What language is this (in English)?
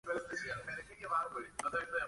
Spanish